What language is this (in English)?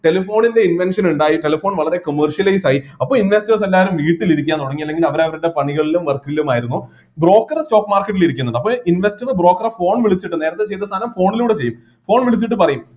Malayalam